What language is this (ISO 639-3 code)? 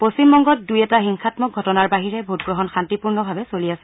asm